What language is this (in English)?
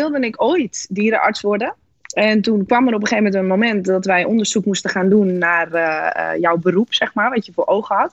Dutch